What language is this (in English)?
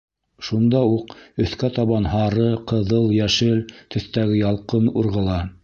Bashkir